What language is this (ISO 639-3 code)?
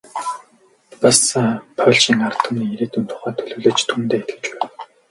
mon